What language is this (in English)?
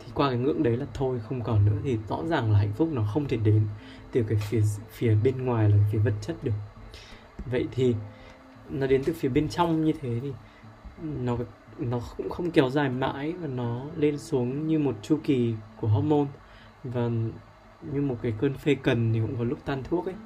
Vietnamese